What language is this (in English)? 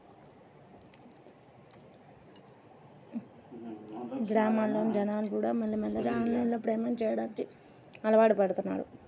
Telugu